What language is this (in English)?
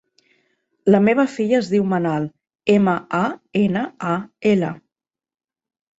Catalan